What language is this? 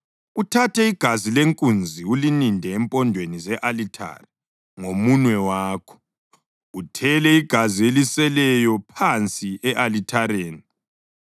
North Ndebele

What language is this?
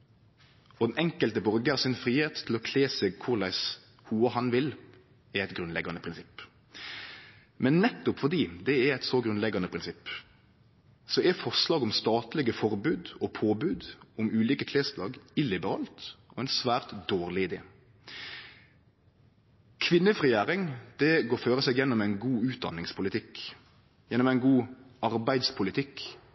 Norwegian Nynorsk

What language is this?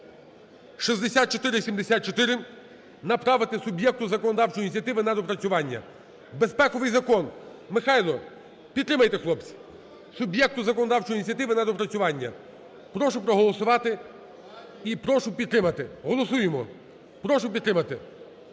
Ukrainian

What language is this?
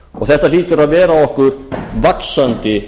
Icelandic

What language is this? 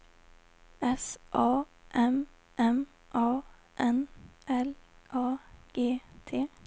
Swedish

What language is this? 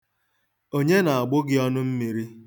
Igbo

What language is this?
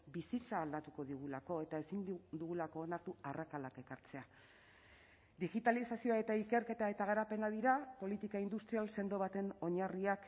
Basque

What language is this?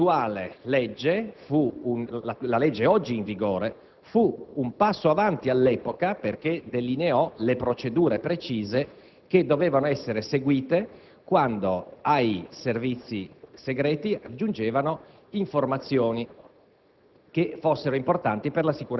Italian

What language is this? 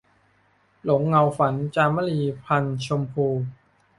Thai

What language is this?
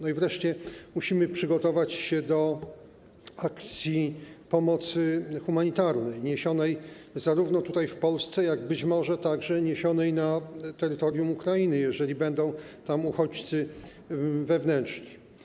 Polish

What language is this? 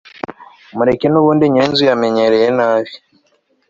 Kinyarwanda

